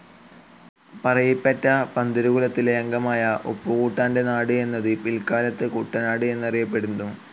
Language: Malayalam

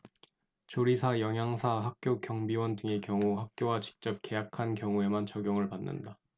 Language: Korean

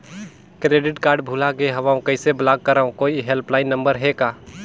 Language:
Chhattisgarhi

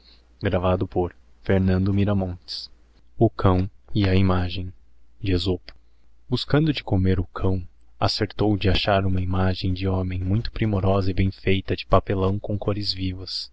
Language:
Portuguese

